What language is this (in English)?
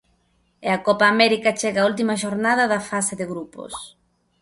Galician